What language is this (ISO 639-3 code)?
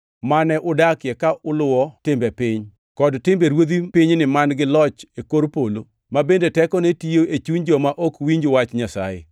luo